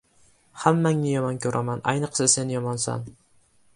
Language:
Uzbek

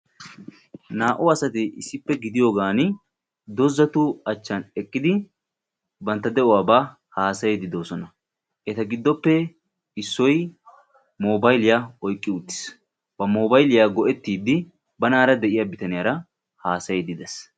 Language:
Wolaytta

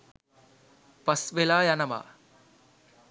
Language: Sinhala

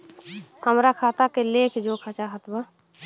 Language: Bhojpuri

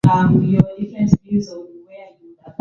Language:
English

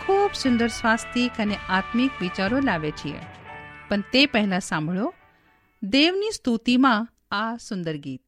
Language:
Hindi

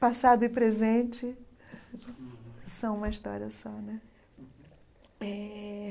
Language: Portuguese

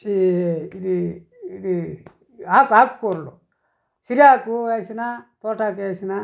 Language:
Telugu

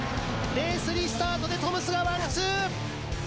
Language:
Japanese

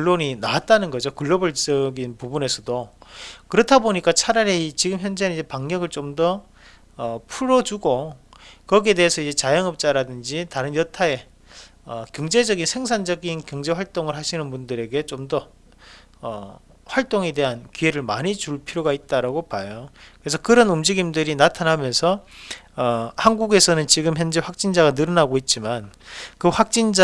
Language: Korean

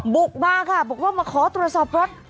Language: Thai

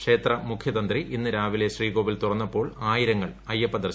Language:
Malayalam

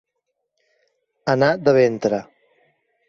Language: Catalan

